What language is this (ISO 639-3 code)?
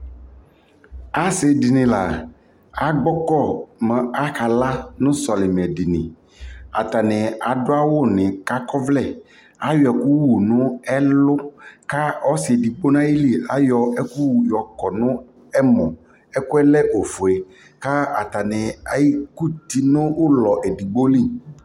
kpo